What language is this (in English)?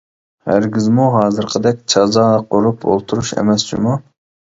Uyghur